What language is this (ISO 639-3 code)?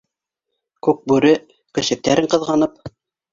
bak